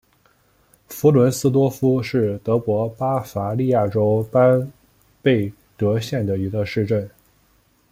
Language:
Chinese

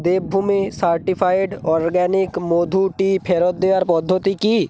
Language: Bangla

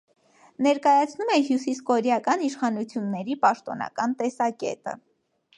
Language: Armenian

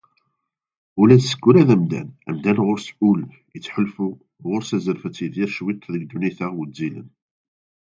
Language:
Kabyle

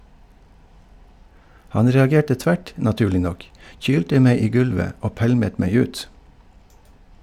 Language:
Norwegian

